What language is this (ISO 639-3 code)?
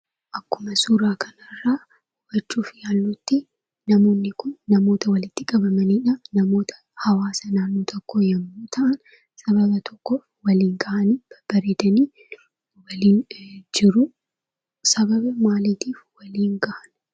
orm